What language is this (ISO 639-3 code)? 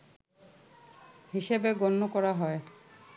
ben